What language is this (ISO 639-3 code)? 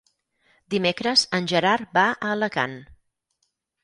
cat